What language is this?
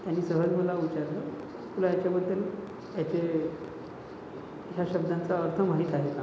Marathi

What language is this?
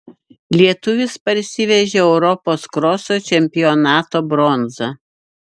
Lithuanian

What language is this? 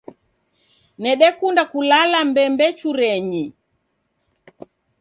Taita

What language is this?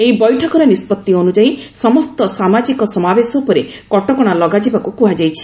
Odia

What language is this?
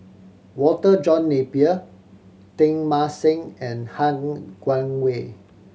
English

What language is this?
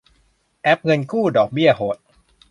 Thai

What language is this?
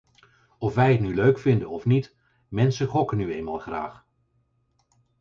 Dutch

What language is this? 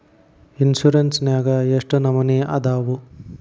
Kannada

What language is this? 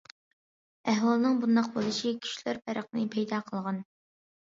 Uyghur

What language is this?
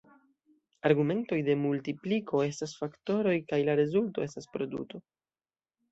Esperanto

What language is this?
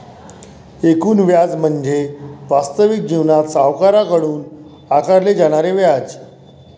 Marathi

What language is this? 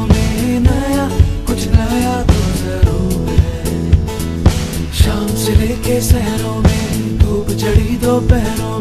Korean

